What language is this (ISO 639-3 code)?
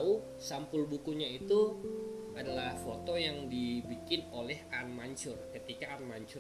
ind